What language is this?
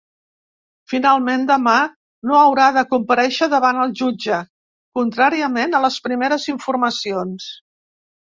Catalan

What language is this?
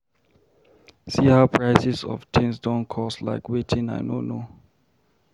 Nigerian Pidgin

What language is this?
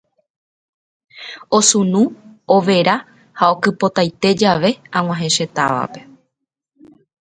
Guarani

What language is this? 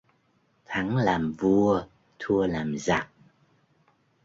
Vietnamese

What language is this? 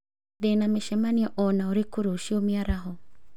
Kikuyu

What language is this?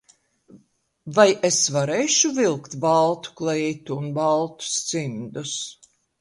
Latvian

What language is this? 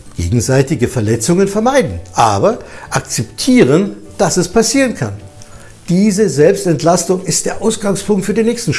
German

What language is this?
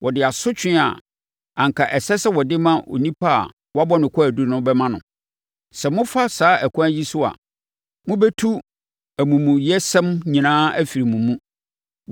Akan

